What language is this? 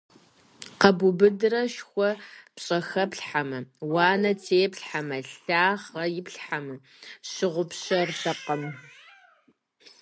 Kabardian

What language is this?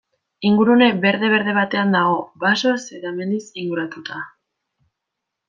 Basque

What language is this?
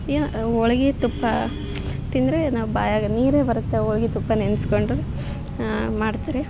Kannada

